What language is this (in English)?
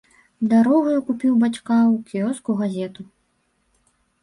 Belarusian